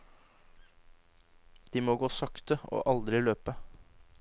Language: Norwegian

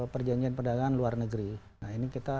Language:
Indonesian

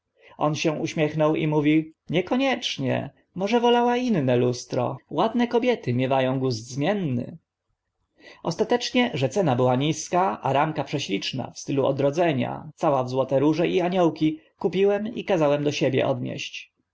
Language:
Polish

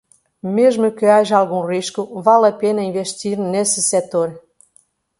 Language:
Portuguese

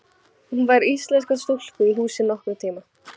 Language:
Icelandic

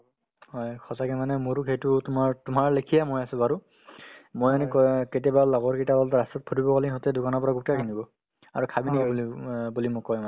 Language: Assamese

